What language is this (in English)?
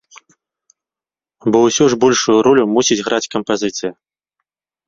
Belarusian